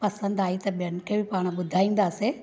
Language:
Sindhi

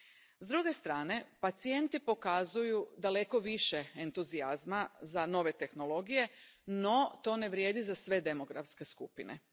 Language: Croatian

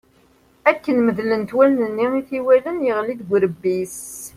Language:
Kabyle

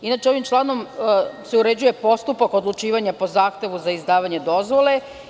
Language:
Serbian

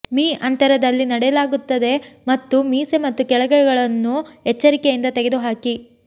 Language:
Kannada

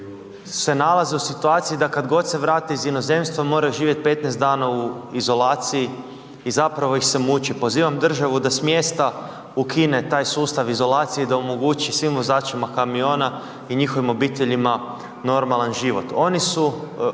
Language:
Croatian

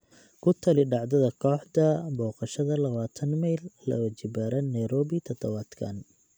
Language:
Somali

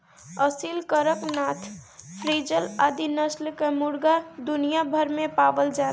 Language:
Bhojpuri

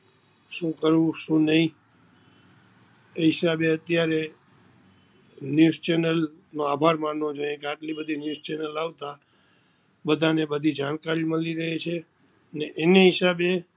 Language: Gujarati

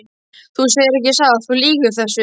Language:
Icelandic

